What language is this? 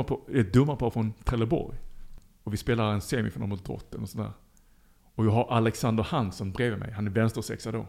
Swedish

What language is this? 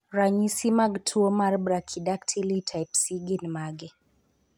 Luo (Kenya and Tanzania)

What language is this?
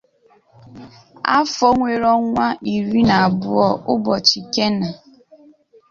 Igbo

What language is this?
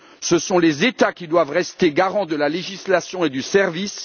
French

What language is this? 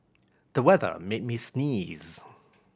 English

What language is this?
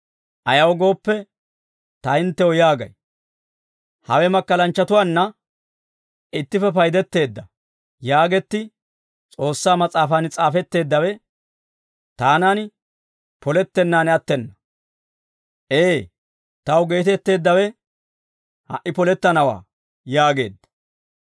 Dawro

